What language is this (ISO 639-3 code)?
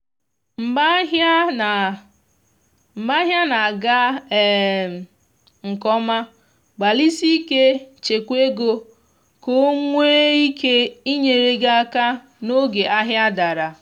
ibo